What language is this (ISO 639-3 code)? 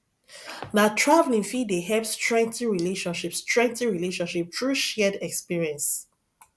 pcm